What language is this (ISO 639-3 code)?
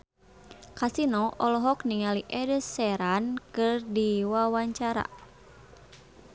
sun